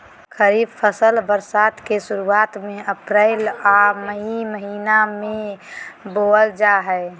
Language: Magahi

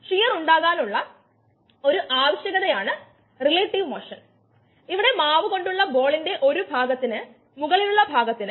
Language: Malayalam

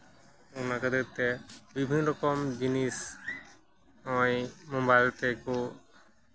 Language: Santali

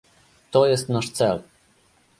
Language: Polish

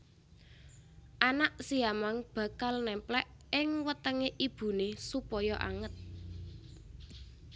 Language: Javanese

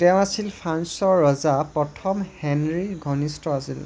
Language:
Assamese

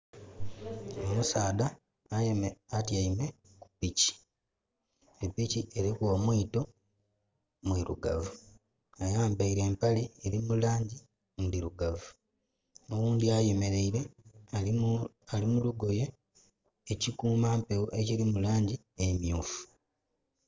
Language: Soga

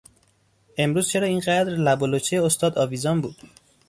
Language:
Persian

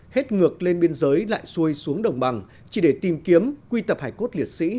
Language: Vietnamese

